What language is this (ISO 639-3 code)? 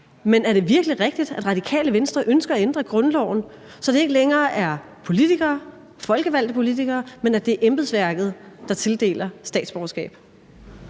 dan